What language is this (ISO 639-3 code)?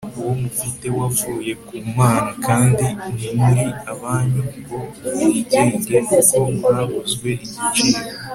kin